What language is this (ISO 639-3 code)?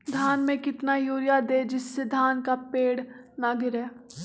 mag